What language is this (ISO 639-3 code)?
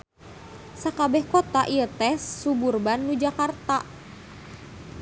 sun